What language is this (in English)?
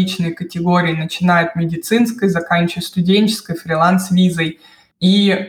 Russian